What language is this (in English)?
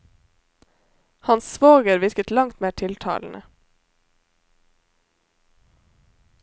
Norwegian